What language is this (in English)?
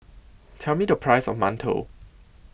English